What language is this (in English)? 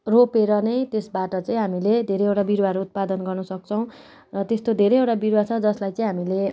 Nepali